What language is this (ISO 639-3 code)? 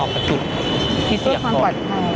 tha